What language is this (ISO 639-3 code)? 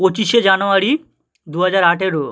ben